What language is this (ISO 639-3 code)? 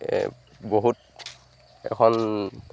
asm